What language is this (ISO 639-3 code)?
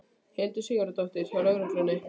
isl